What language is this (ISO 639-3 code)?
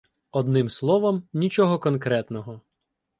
ukr